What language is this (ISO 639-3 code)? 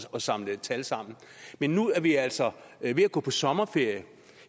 dan